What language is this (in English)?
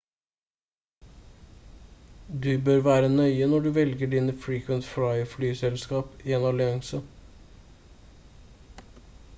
Norwegian Bokmål